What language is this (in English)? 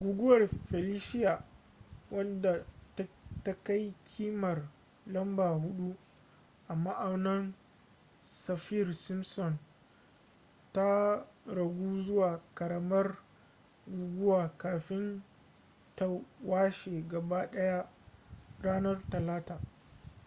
Hausa